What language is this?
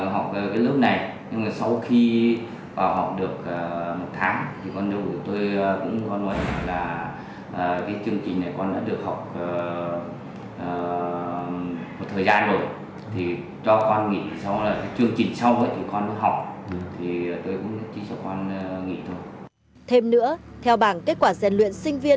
Vietnamese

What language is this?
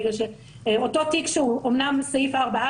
Hebrew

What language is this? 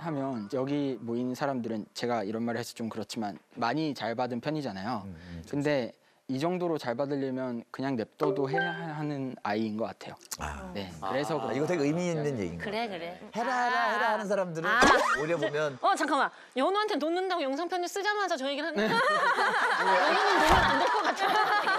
Korean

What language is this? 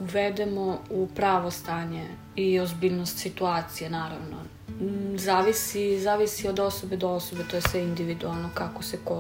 Croatian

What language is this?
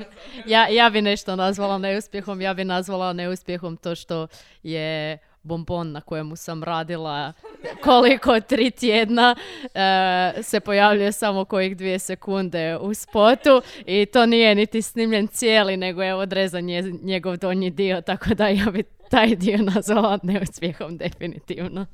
Croatian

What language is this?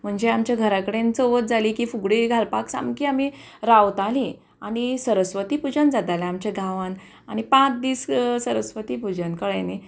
Konkani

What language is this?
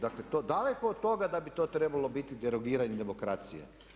Croatian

